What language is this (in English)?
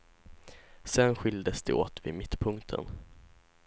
Swedish